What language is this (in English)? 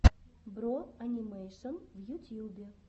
Russian